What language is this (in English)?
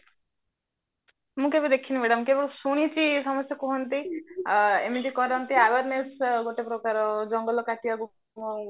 Odia